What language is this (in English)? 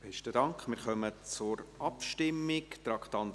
Swiss German